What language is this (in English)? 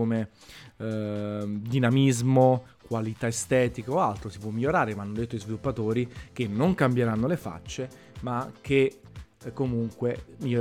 Italian